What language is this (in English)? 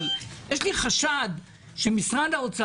Hebrew